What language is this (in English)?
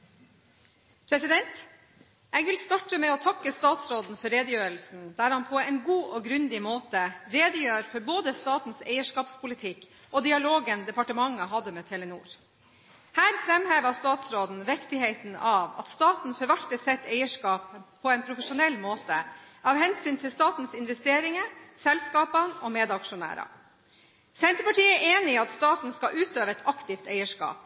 Norwegian